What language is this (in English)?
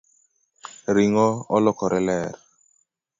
Luo (Kenya and Tanzania)